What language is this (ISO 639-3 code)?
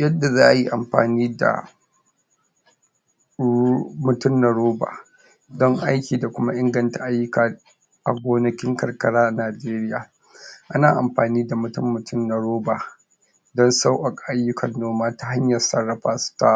hau